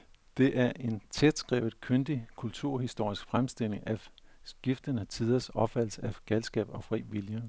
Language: Danish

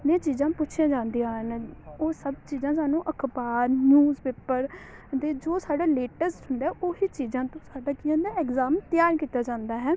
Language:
Punjabi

